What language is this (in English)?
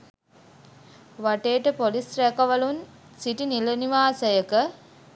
Sinhala